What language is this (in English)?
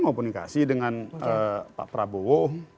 Indonesian